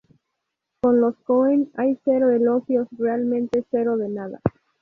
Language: Spanish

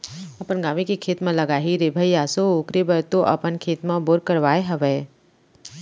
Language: Chhattisgarhi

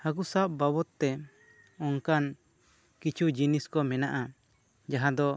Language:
Santali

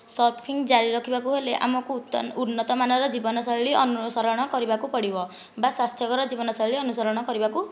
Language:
Odia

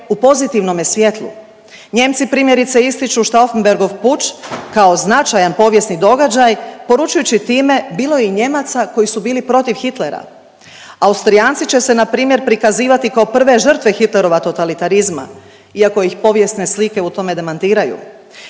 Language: Croatian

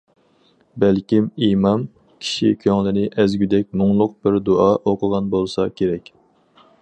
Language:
Uyghur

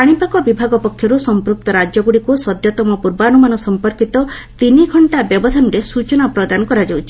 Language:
Odia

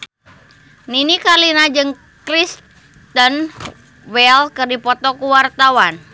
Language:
Sundanese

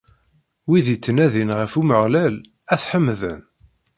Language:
Kabyle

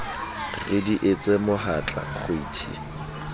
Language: Southern Sotho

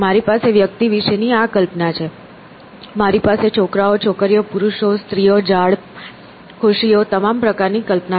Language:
Gujarati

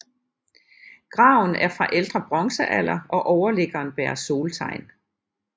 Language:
Danish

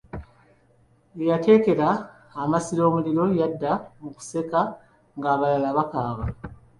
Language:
Ganda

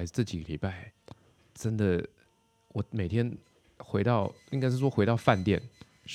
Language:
Chinese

